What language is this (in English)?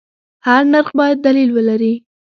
Pashto